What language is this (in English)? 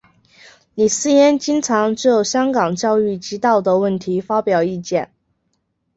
Chinese